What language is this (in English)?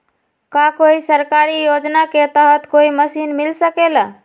Magahi